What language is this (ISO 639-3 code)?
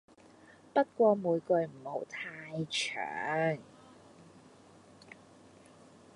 yue